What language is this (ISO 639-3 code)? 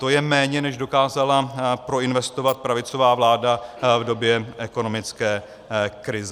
ces